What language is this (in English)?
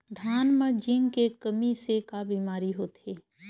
Chhattisgarhi